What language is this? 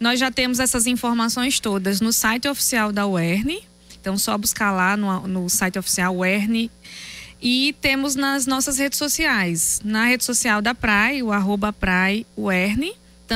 Portuguese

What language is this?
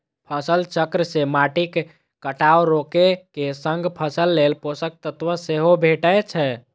Maithili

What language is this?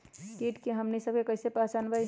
Magahi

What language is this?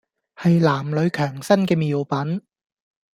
Cantonese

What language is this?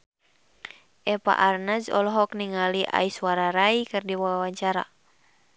Sundanese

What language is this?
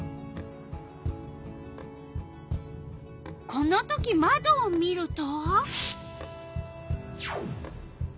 Japanese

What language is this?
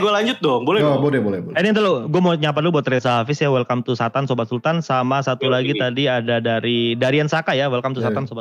Indonesian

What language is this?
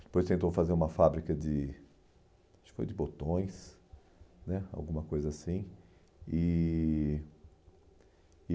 Portuguese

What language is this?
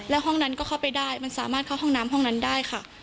Thai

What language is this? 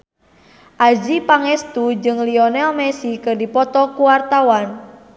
Sundanese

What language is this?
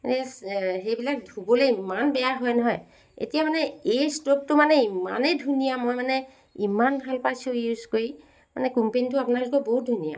Assamese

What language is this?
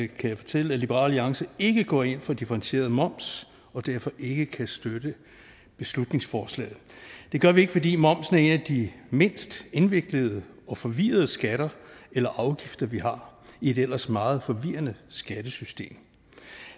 Danish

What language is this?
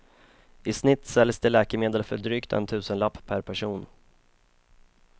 Swedish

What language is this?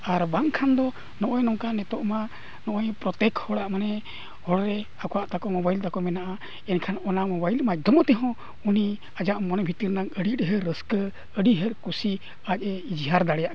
Santali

